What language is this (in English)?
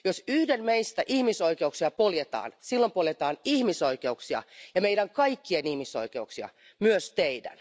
Finnish